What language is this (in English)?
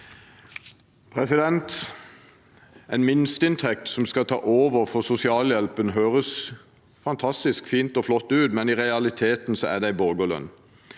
Norwegian